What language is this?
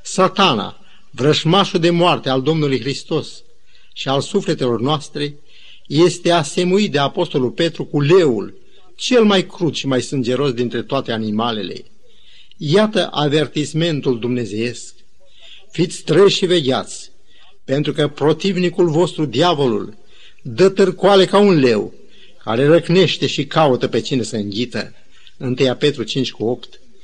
Romanian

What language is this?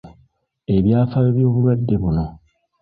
Ganda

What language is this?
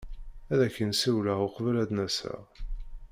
Kabyle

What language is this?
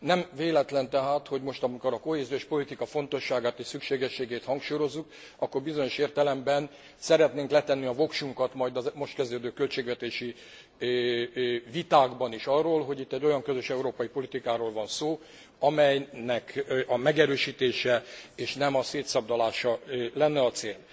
Hungarian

